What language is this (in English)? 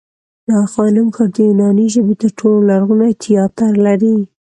Pashto